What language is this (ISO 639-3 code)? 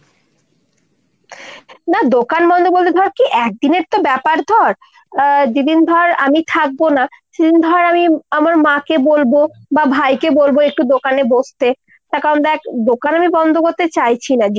ben